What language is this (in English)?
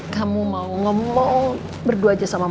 Indonesian